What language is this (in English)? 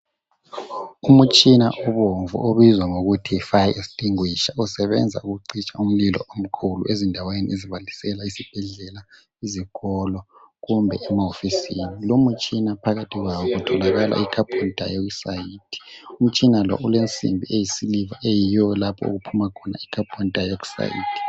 North Ndebele